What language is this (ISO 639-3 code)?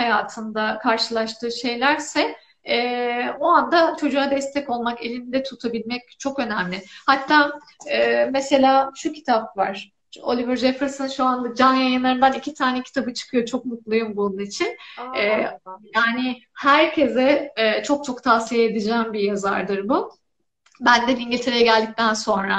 tur